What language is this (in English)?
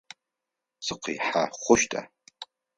Adyghe